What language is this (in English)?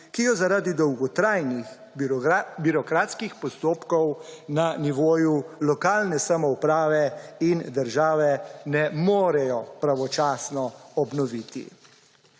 Slovenian